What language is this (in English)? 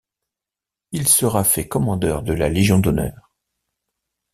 French